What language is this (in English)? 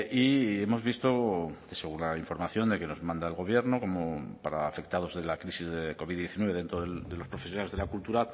Spanish